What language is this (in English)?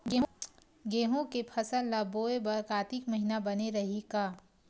Chhattisgarhi